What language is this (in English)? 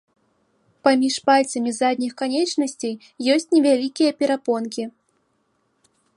Belarusian